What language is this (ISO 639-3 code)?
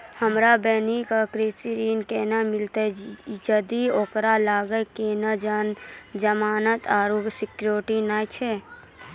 mai